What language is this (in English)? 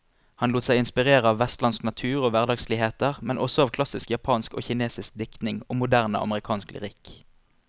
Norwegian